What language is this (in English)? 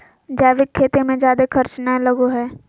Magahi